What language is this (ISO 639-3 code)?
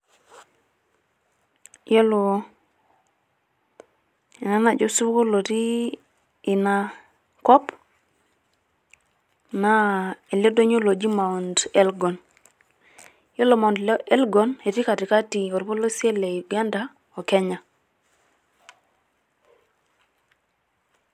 mas